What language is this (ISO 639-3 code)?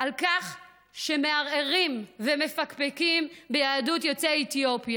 heb